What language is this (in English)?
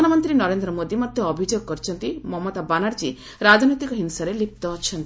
Odia